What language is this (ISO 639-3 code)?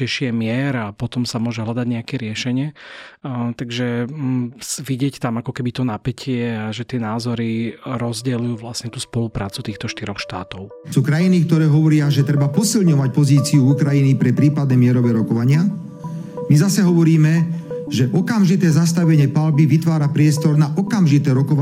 slk